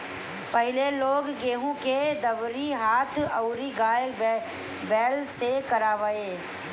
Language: Bhojpuri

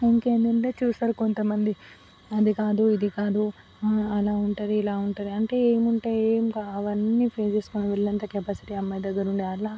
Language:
Telugu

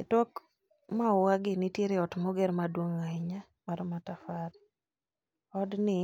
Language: Luo (Kenya and Tanzania)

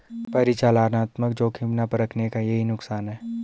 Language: Hindi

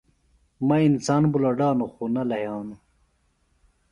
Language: Phalura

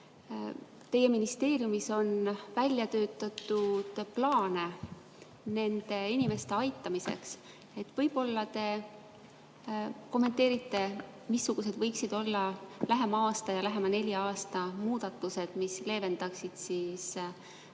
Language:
Estonian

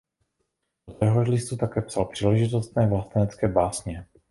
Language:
Czech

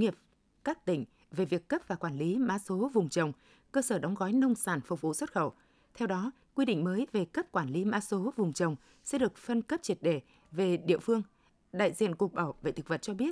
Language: Vietnamese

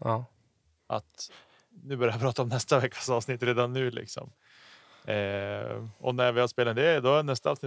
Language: Swedish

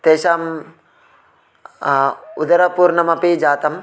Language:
Sanskrit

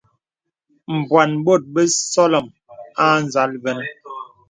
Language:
Bebele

